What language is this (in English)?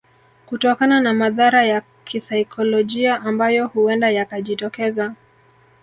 Swahili